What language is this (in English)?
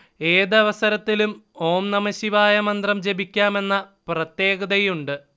Malayalam